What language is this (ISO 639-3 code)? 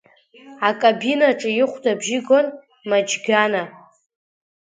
abk